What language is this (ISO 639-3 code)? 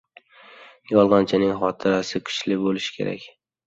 uzb